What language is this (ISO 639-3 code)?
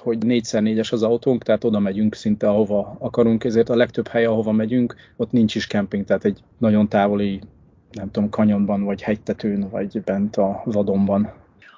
hun